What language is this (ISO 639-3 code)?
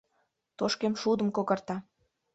chm